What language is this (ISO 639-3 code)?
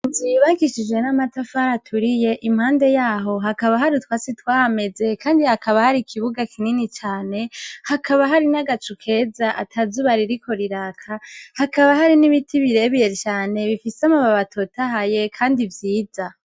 run